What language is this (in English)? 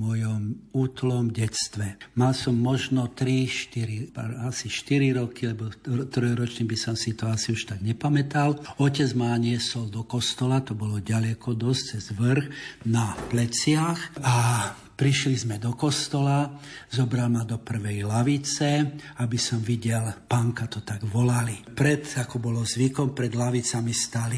Slovak